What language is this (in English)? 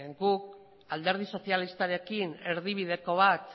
Basque